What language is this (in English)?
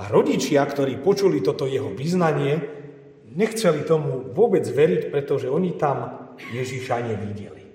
Slovak